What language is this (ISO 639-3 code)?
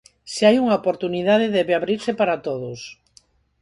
glg